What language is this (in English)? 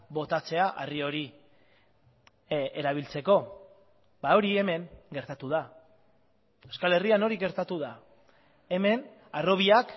Basque